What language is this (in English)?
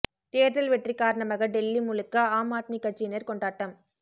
Tamil